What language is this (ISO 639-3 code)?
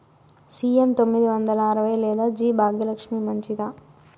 tel